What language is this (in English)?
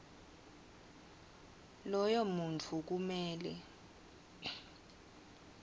Swati